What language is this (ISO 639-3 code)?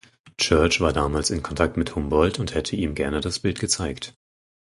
deu